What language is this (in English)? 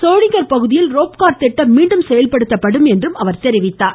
Tamil